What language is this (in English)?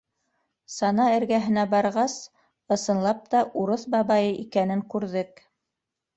Bashkir